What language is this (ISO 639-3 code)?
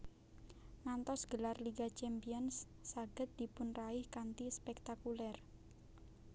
jav